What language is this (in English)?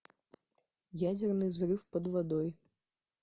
Russian